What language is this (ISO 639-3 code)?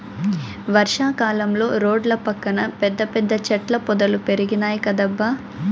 tel